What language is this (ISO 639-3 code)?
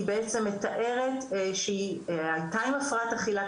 heb